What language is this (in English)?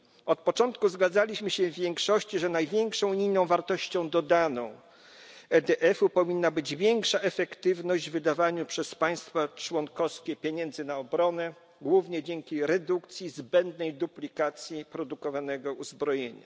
Polish